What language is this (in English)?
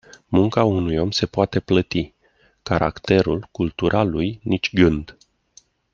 Romanian